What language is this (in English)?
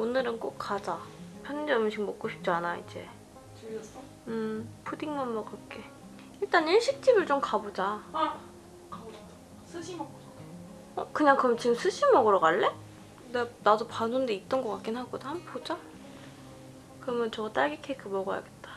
Korean